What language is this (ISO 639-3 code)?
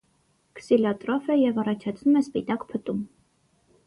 hye